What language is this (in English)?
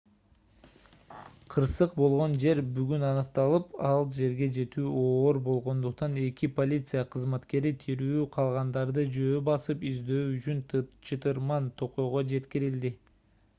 Kyrgyz